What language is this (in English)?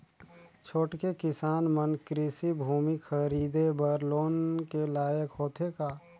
Chhattisgarhi